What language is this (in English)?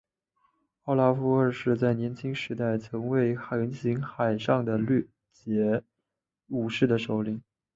Chinese